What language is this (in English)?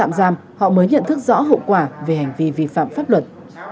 Vietnamese